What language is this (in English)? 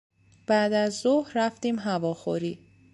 Persian